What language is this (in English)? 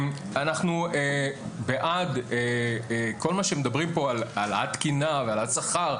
Hebrew